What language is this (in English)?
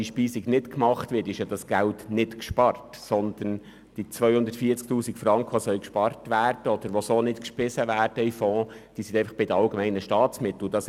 Swiss German